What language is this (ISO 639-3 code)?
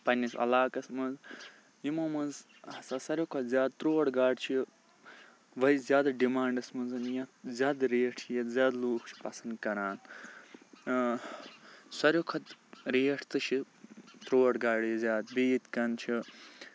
kas